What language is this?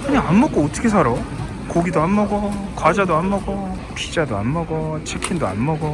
Korean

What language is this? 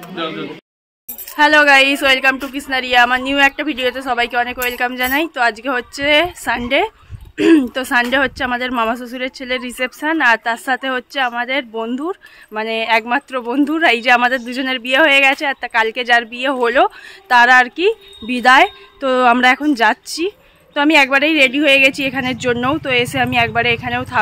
Bangla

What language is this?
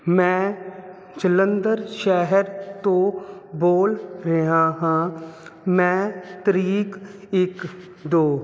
Punjabi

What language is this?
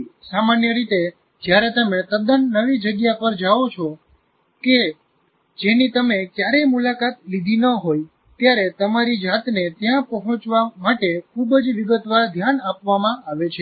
Gujarati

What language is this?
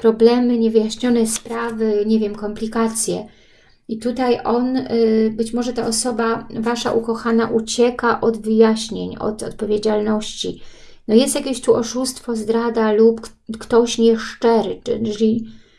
Polish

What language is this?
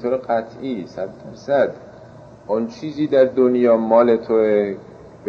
Persian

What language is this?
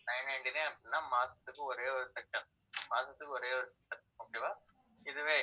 Tamil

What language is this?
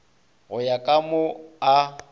Northern Sotho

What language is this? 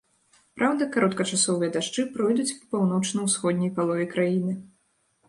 Belarusian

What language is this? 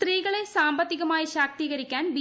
Malayalam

